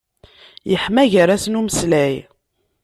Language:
Kabyle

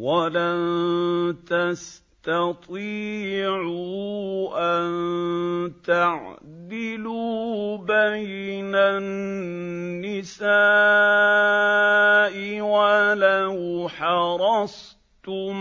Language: Arabic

